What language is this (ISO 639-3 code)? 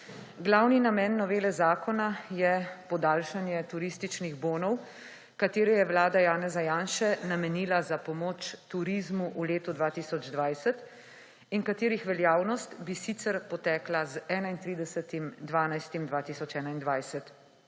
slv